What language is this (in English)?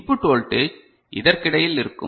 Tamil